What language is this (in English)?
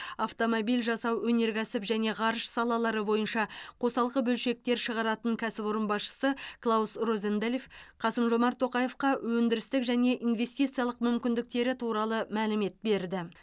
Kazakh